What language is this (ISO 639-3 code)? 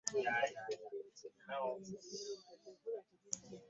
lug